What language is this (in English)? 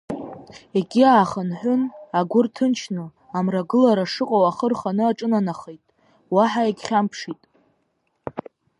Abkhazian